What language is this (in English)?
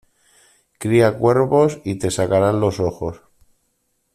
Spanish